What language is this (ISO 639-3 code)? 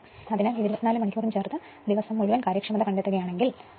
mal